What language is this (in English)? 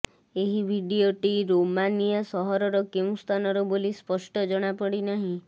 Odia